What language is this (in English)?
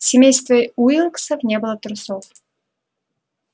Russian